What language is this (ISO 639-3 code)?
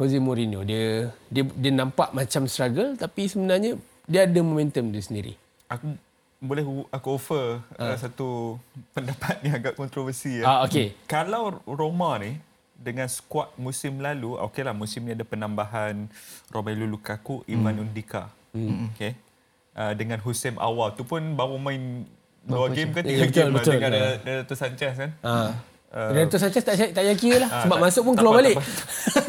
msa